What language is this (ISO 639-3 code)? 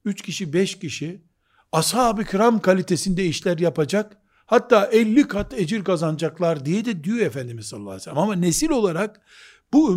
tur